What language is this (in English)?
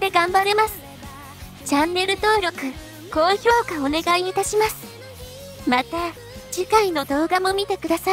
Japanese